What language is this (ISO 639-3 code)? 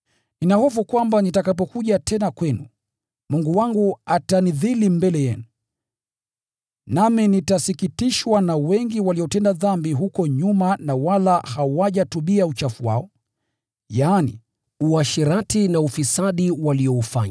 swa